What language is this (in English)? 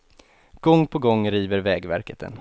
Swedish